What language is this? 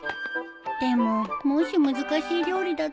Japanese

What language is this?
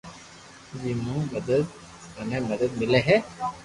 Loarki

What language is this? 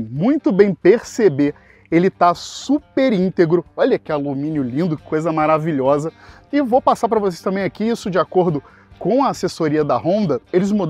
Portuguese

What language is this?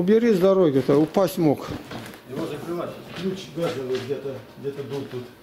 Russian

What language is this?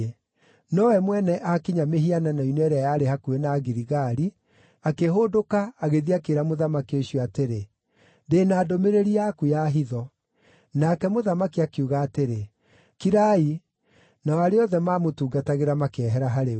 Kikuyu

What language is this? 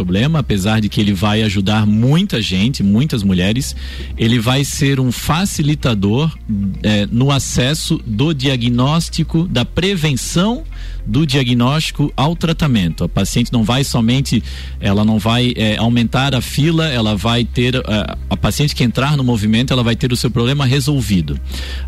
Portuguese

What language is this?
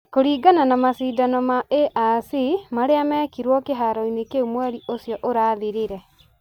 Kikuyu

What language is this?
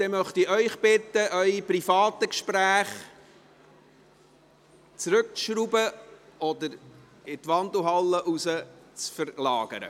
Swiss German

